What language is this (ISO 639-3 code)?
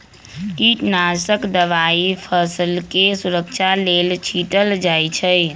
mag